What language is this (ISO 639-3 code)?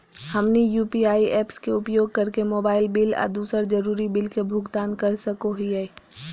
mag